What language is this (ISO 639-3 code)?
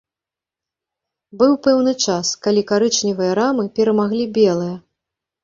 bel